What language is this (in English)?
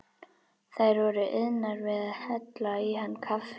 Icelandic